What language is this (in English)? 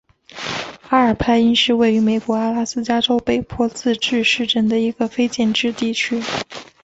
Chinese